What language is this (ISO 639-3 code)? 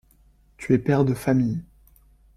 fra